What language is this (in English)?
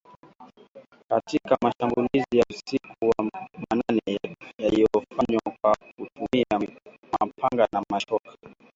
Swahili